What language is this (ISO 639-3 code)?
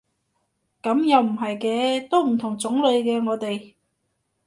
yue